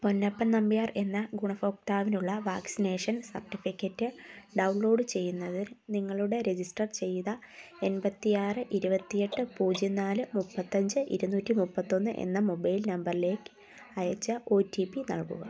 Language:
Malayalam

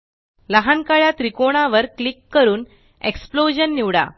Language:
Marathi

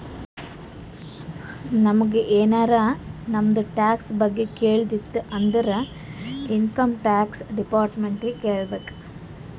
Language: Kannada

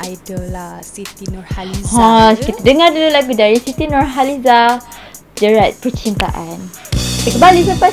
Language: Malay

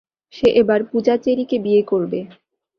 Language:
Bangla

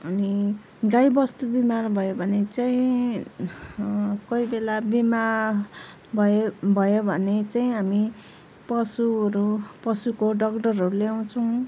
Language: Nepali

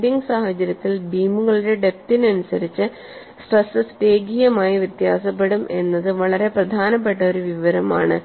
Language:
Malayalam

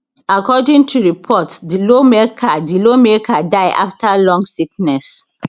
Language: Nigerian Pidgin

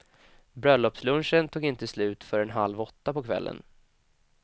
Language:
Swedish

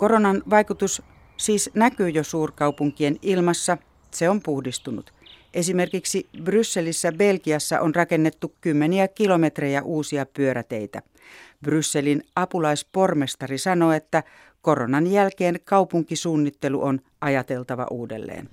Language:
Finnish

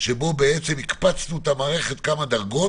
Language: Hebrew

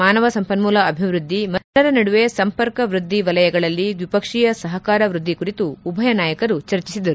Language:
Kannada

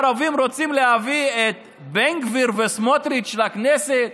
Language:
Hebrew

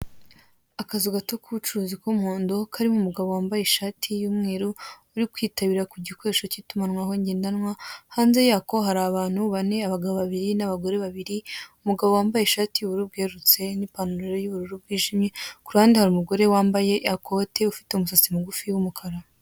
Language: Kinyarwanda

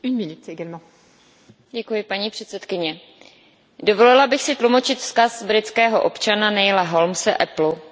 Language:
Czech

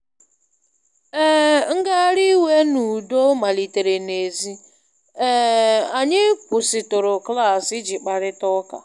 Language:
Igbo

